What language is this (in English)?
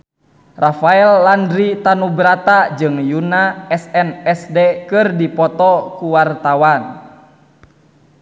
Sundanese